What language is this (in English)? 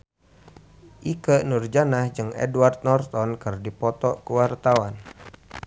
Sundanese